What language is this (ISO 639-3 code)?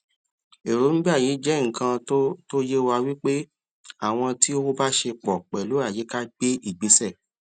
yor